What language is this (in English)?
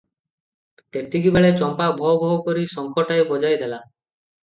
Odia